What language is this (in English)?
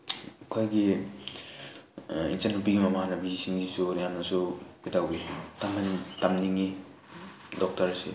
Manipuri